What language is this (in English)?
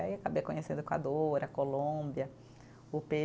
Portuguese